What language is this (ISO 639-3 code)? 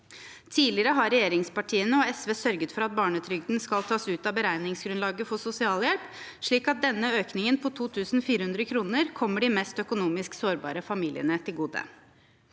nor